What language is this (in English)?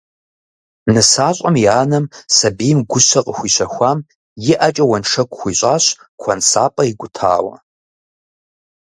Kabardian